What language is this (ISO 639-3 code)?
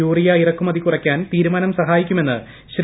mal